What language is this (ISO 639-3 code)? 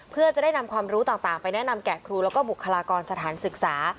tha